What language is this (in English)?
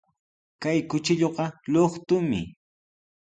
Sihuas Ancash Quechua